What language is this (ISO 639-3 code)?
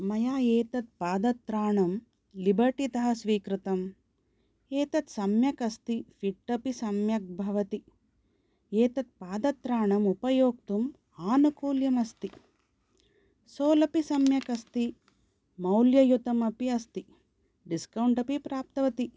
san